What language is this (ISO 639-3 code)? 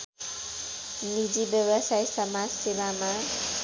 nep